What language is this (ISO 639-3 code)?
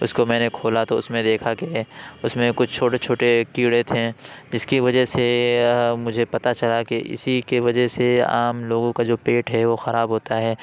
urd